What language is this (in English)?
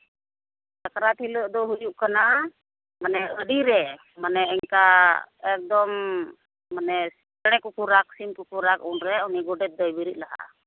Santali